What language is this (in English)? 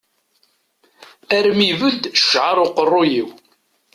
Kabyle